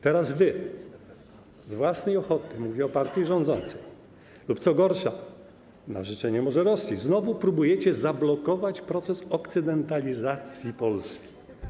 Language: Polish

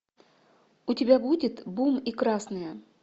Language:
Russian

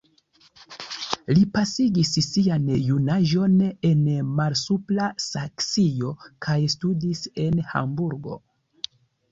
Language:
Esperanto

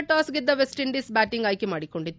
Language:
Kannada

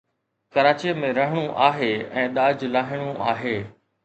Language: Sindhi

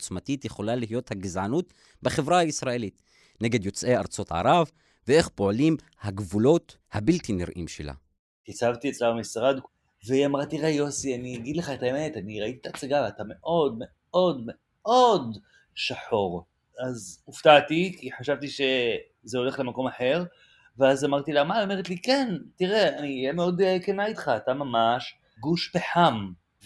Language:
Hebrew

